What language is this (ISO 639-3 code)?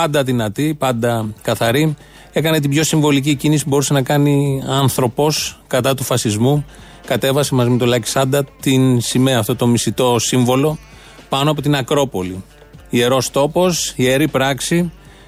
ell